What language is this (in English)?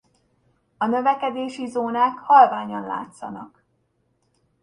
Hungarian